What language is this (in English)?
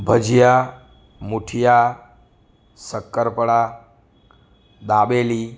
Gujarati